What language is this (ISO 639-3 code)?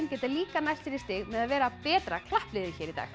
isl